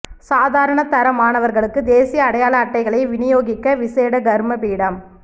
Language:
Tamil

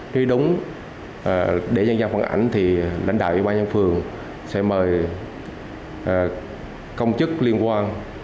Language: Vietnamese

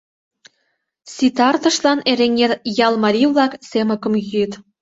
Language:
Mari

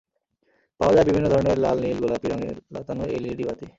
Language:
Bangla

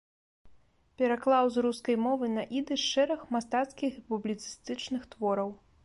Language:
Belarusian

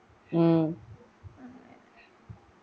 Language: Malayalam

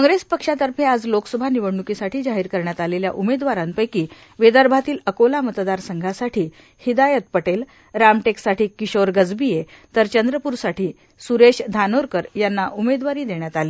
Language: Marathi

